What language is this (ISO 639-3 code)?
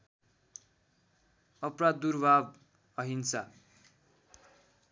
nep